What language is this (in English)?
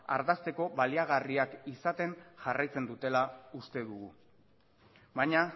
Basque